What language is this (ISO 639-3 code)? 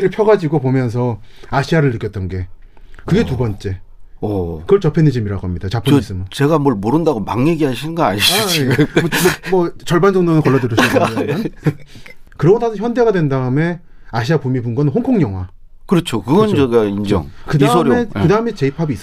kor